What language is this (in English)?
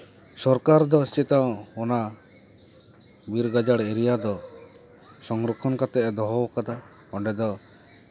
Santali